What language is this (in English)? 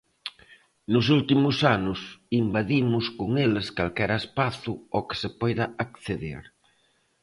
Galician